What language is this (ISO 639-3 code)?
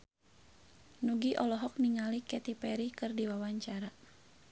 sun